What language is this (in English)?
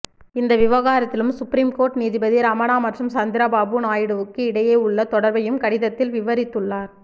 Tamil